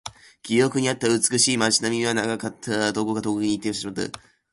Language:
Japanese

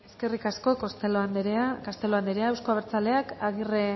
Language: Basque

